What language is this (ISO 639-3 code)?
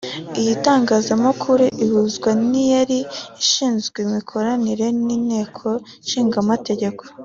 kin